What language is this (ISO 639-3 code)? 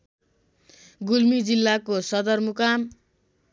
nep